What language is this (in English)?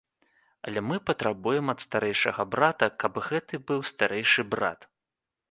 Belarusian